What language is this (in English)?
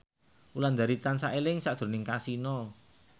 Javanese